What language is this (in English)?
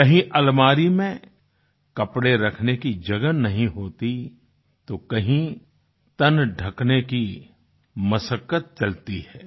Hindi